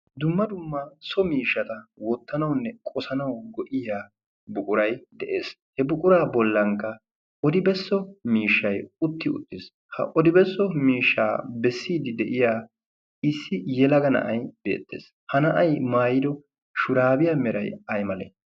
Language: Wolaytta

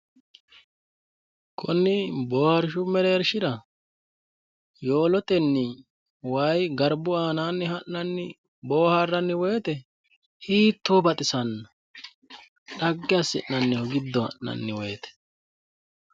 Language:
Sidamo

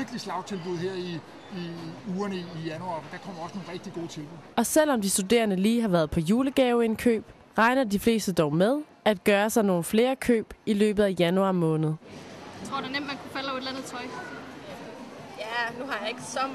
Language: Danish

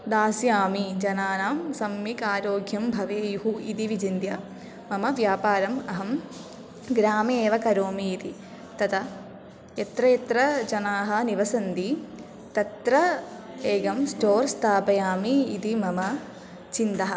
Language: Sanskrit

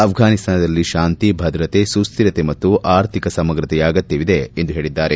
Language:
Kannada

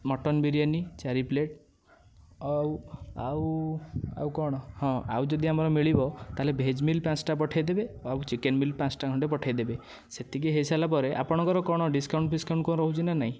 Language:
Odia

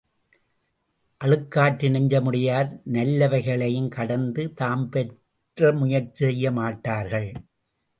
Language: Tamil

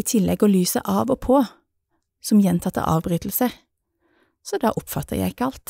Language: Norwegian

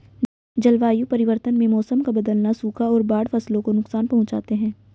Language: Hindi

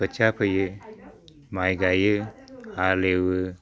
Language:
Bodo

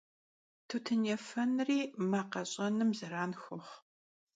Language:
Kabardian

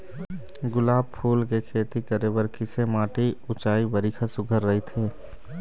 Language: Chhattisgarhi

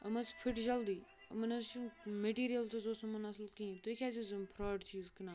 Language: Kashmiri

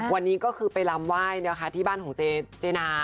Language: Thai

